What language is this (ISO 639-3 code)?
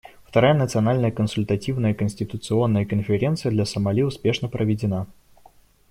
rus